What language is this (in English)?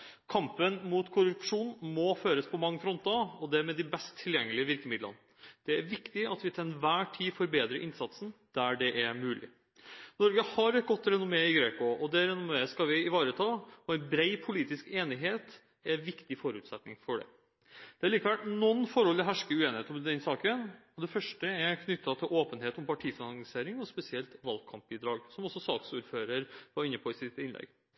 Norwegian Bokmål